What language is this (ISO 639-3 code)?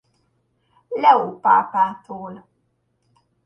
hun